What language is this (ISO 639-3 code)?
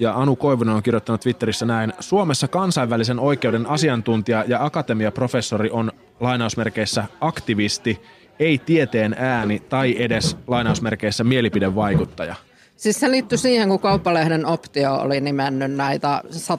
fin